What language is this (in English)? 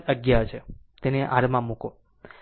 Gujarati